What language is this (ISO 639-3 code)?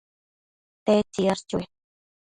mcf